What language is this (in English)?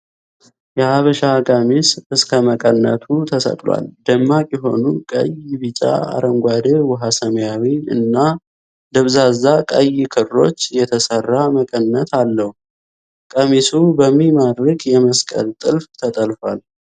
Amharic